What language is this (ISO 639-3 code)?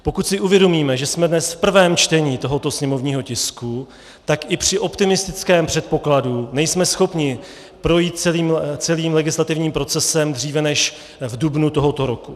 ces